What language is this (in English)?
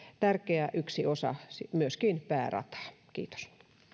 Finnish